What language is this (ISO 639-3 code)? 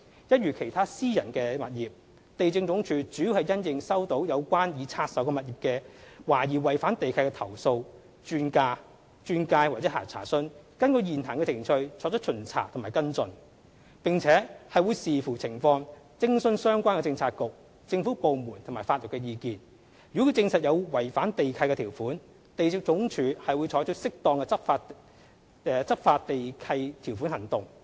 yue